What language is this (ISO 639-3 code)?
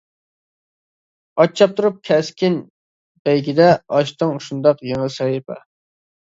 uig